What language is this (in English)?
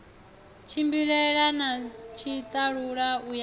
Venda